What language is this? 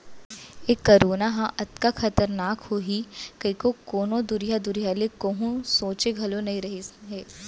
Chhattisgarhi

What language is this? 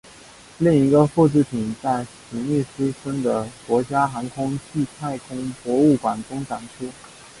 Chinese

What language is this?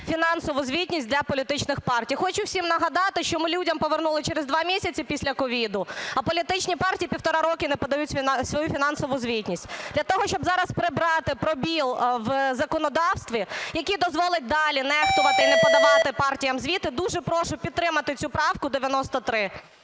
Ukrainian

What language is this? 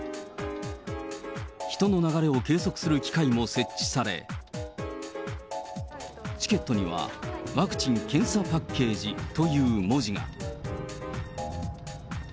Japanese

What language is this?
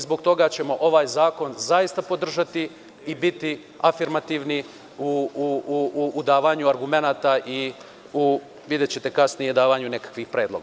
Serbian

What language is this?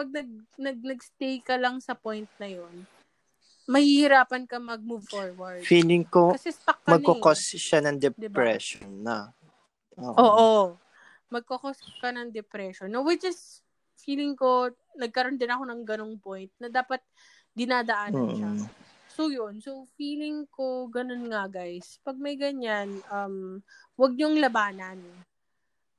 Filipino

